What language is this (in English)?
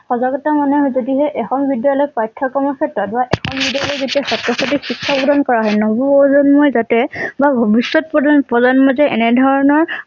Assamese